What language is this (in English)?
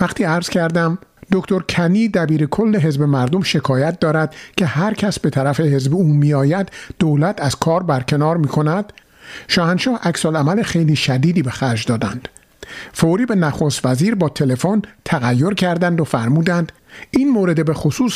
Persian